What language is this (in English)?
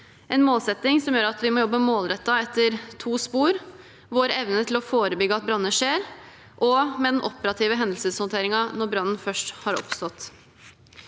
Norwegian